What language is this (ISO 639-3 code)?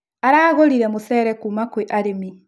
kik